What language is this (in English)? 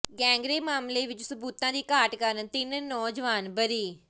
Punjabi